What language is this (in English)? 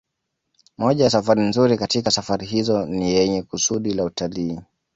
Swahili